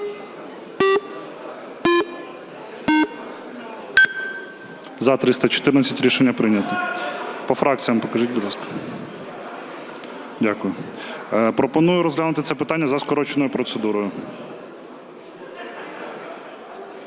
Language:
Ukrainian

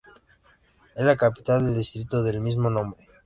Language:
Spanish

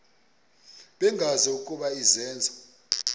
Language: Xhosa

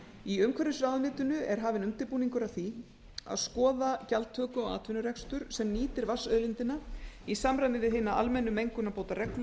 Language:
Icelandic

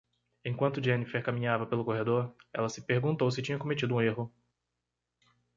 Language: Portuguese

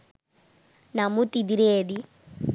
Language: Sinhala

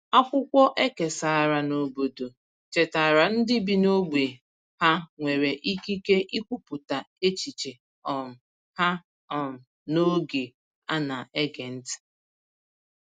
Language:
Igbo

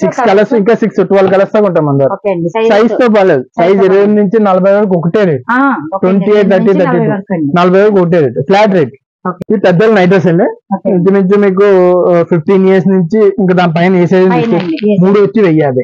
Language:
Telugu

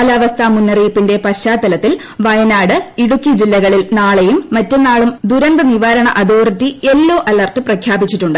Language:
Malayalam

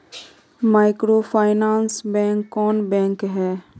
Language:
Magahi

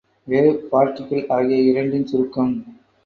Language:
Tamil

